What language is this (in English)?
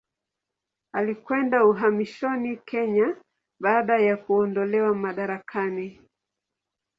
Swahili